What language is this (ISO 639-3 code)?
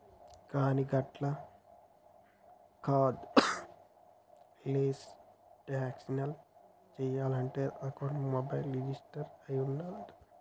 tel